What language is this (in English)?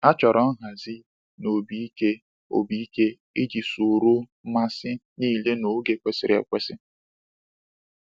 Igbo